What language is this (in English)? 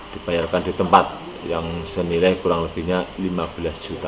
Indonesian